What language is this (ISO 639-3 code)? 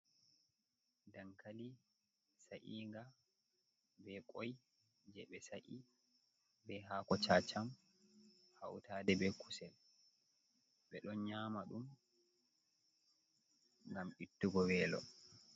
ful